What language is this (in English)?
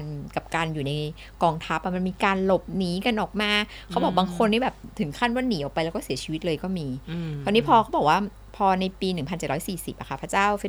Thai